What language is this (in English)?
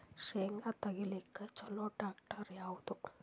Kannada